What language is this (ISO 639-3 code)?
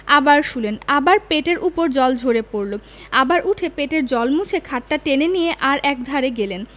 ben